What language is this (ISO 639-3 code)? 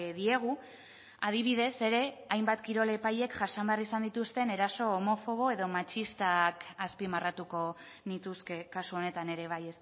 eus